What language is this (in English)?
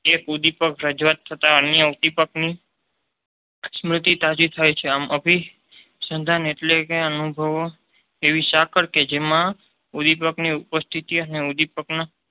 Gujarati